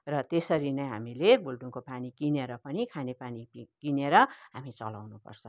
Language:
Nepali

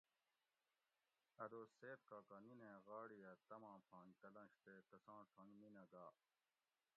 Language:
Gawri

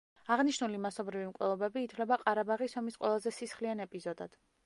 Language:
Georgian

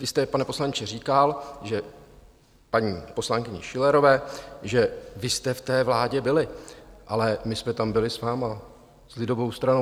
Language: Czech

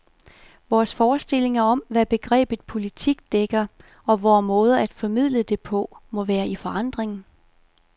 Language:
Danish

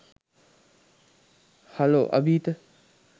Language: Sinhala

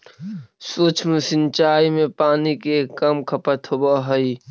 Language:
Magahi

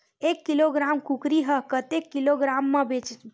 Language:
Chhattisgarhi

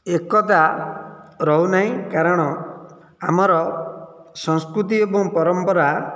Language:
Odia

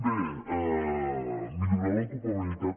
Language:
Catalan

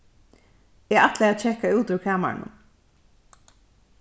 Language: Faroese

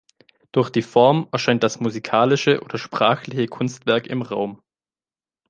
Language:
German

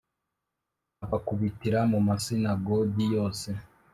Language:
Kinyarwanda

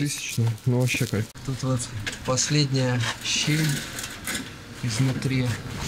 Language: Russian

